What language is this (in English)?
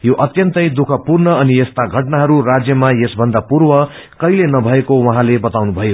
Nepali